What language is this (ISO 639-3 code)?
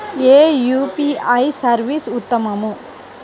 tel